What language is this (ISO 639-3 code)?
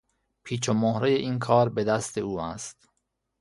fas